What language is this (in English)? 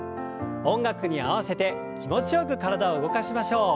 Japanese